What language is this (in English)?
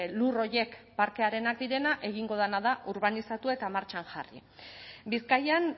Basque